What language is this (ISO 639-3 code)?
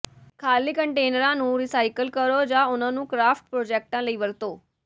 pan